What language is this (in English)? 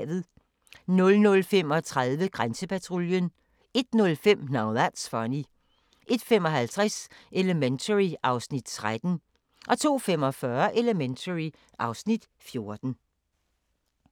Danish